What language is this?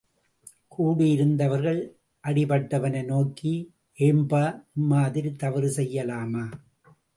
Tamil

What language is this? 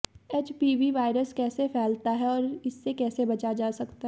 Hindi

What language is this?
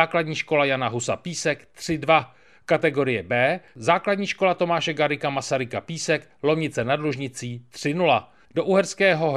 Czech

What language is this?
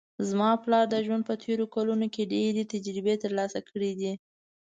Pashto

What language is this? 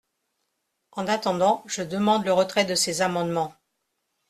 French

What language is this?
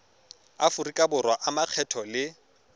Tswana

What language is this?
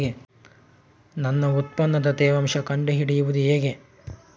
Kannada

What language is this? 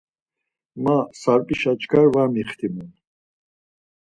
Laz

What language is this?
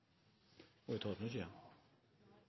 Norwegian Nynorsk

